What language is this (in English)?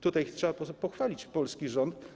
Polish